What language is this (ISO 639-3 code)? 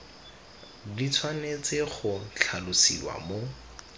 tsn